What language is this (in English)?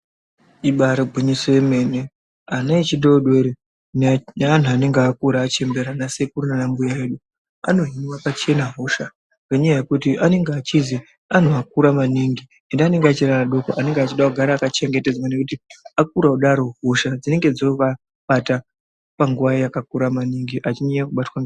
Ndau